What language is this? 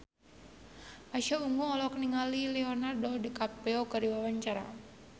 Sundanese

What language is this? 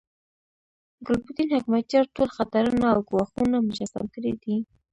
Pashto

